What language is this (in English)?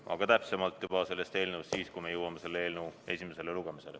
Estonian